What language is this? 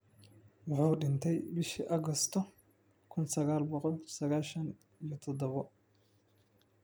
Somali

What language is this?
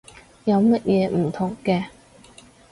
Cantonese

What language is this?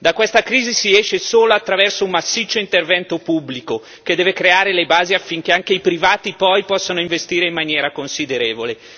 Italian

